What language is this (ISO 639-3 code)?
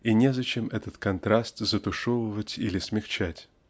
rus